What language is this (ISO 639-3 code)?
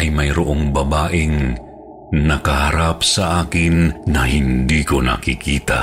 fil